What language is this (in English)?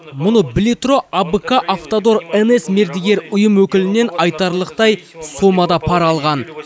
Kazakh